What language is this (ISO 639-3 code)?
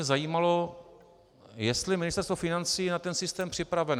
ces